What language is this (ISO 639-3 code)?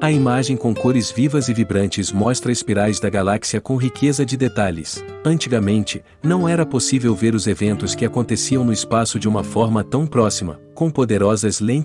por